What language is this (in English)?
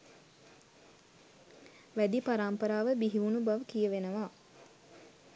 Sinhala